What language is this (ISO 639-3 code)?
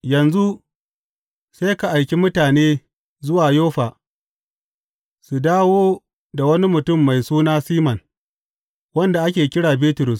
hau